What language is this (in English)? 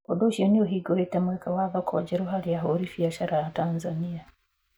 Kikuyu